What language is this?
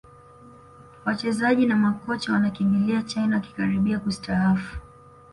Swahili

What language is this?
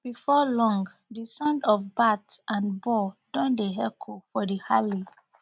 Nigerian Pidgin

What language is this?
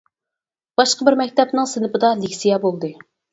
Uyghur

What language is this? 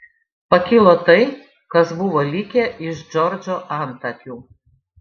Lithuanian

